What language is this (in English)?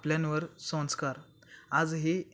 Marathi